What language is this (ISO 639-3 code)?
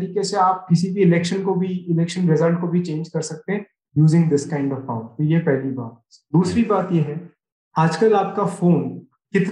hin